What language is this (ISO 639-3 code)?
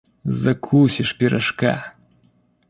rus